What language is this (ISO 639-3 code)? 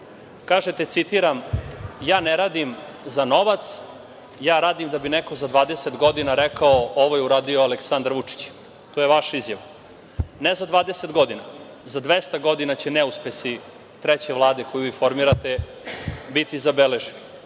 srp